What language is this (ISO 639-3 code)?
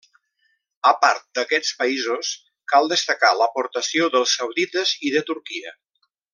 cat